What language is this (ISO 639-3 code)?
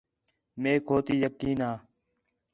xhe